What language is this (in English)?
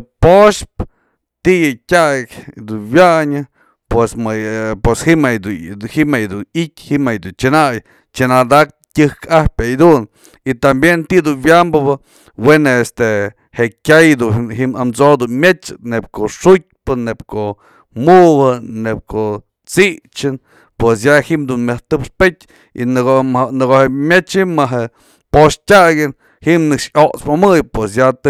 Mazatlán Mixe